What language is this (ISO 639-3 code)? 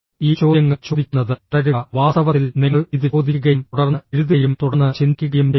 mal